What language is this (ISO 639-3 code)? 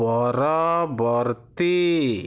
ori